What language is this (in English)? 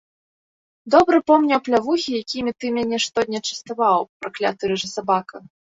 Belarusian